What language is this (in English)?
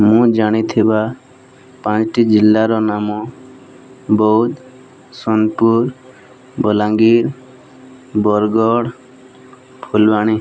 Odia